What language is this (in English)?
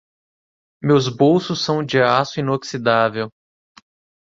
Portuguese